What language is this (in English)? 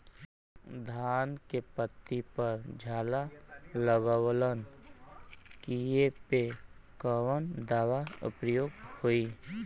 Bhojpuri